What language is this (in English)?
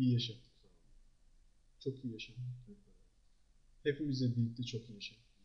Turkish